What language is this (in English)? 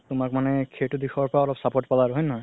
Assamese